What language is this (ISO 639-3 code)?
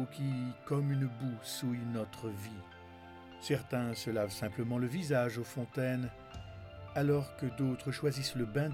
fra